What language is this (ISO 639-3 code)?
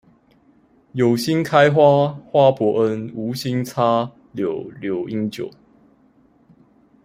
zho